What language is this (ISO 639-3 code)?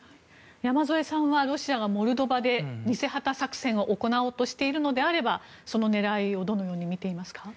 jpn